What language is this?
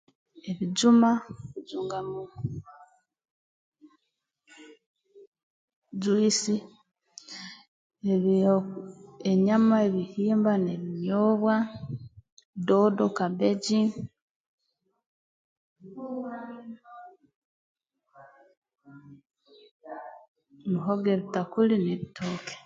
Tooro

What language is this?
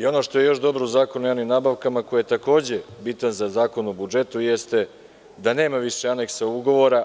Serbian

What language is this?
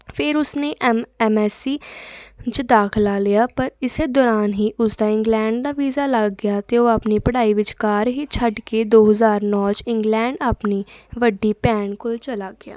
Punjabi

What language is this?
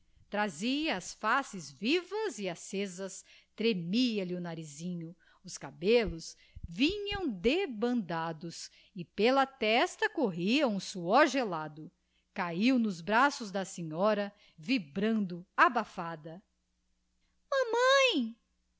Portuguese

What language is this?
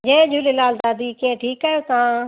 Sindhi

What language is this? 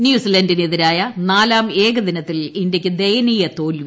Malayalam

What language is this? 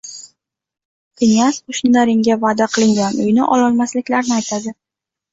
Uzbek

